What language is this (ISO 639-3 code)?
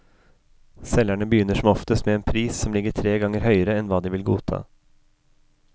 nor